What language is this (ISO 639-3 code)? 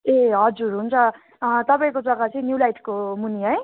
nep